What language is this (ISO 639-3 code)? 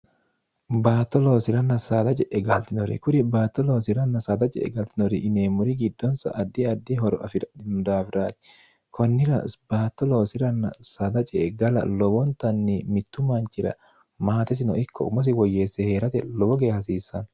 sid